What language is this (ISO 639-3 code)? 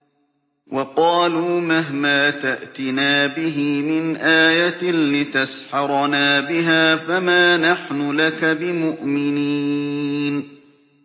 ara